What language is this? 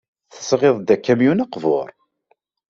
Kabyle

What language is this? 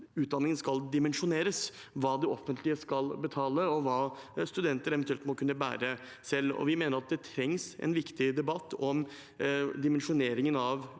Norwegian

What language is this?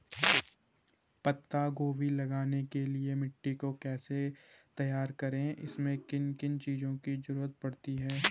Hindi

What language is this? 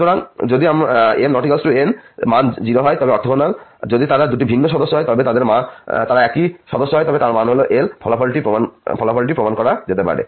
Bangla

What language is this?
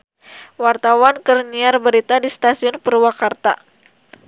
Sundanese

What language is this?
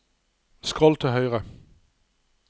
Norwegian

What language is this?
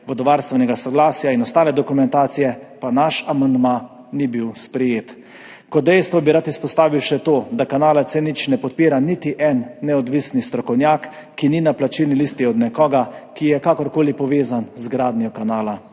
Slovenian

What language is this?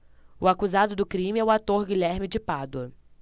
Portuguese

